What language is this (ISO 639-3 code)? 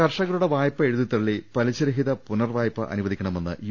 mal